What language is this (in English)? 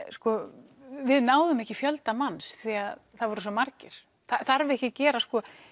Icelandic